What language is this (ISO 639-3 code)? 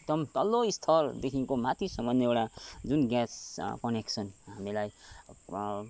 nep